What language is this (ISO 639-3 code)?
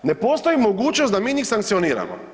hrv